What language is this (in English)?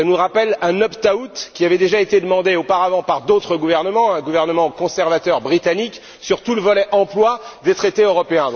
French